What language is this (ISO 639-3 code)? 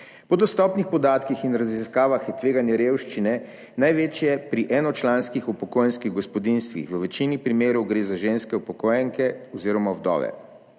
slv